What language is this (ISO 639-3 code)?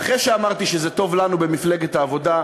heb